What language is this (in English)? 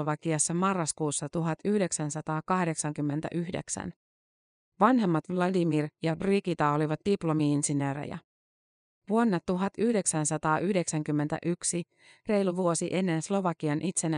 Finnish